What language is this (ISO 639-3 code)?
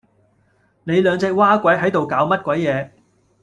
yue